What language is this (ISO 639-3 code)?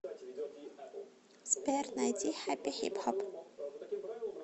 rus